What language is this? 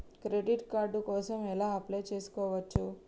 Telugu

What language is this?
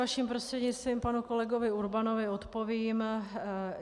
Czech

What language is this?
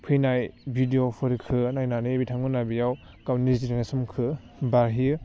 Bodo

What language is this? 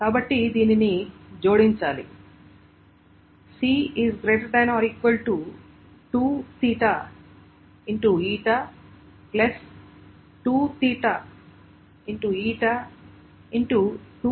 Telugu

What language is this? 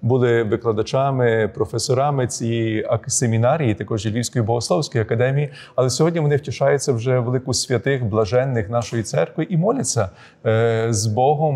Ukrainian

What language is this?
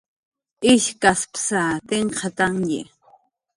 Jaqaru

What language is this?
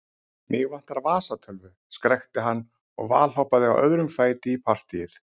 Icelandic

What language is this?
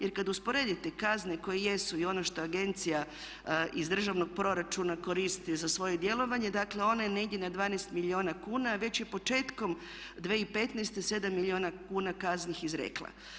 Croatian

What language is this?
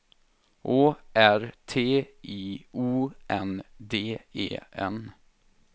Swedish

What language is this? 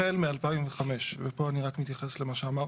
Hebrew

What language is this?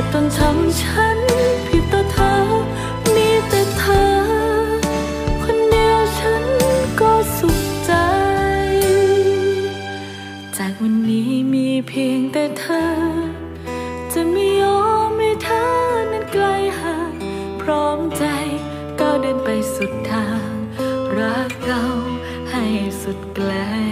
Thai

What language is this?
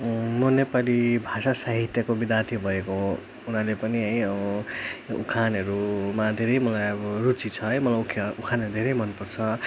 Nepali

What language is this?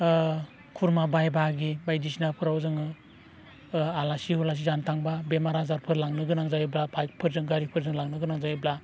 Bodo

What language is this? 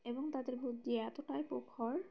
Bangla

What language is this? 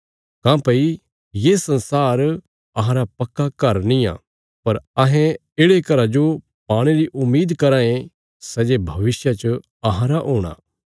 Bilaspuri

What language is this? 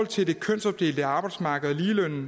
Danish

